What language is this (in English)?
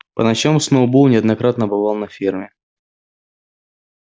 Russian